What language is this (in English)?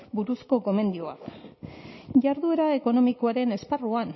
Basque